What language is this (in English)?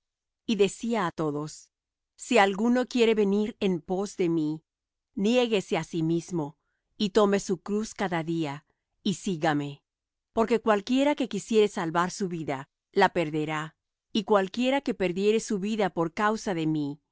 Spanish